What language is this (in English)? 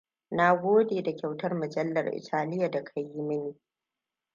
Hausa